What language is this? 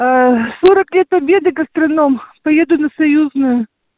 Russian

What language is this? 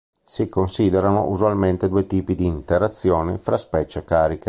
Italian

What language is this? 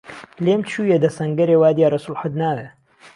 Central Kurdish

